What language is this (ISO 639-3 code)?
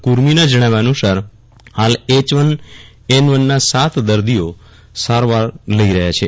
guj